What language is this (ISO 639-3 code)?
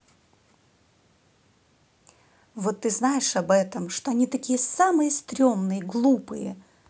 rus